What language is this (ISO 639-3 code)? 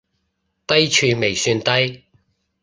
yue